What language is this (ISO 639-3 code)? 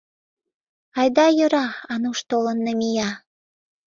chm